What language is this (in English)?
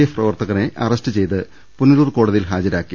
Malayalam